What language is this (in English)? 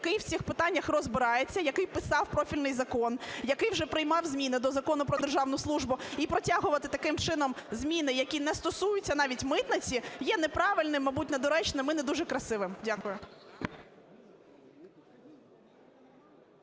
Ukrainian